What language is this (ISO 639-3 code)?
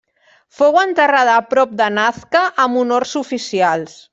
cat